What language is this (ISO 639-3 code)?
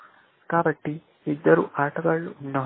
tel